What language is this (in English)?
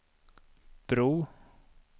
Swedish